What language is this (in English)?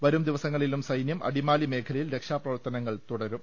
Malayalam